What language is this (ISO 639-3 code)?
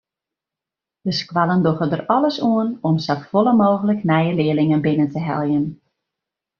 fry